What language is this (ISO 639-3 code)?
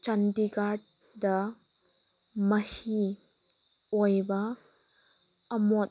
mni